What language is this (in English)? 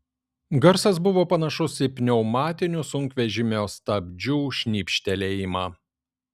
Lithuanian